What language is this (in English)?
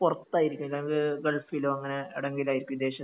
Malayalam